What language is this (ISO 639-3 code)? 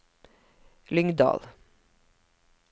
nor